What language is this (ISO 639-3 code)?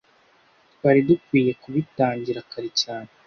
kin